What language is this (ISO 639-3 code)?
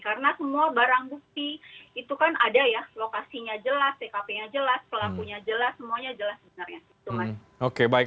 ind